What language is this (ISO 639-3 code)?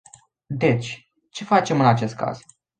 ron